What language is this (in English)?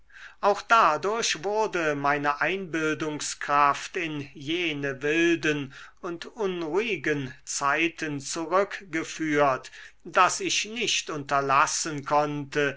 German